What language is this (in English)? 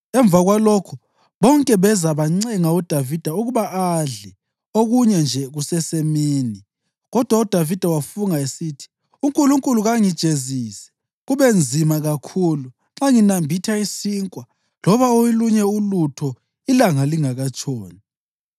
North Ndebele